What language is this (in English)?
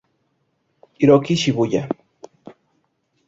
Spanish